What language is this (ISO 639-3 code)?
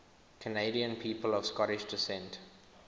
eng